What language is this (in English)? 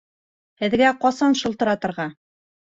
Bashkir